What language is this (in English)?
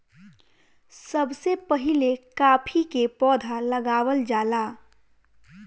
Bhojpuri